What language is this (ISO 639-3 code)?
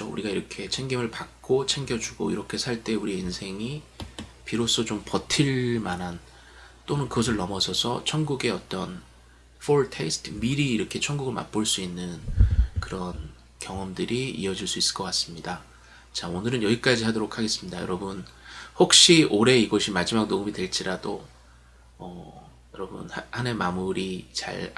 kor